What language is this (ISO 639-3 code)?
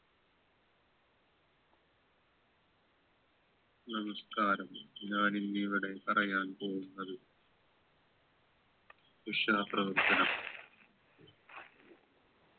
mal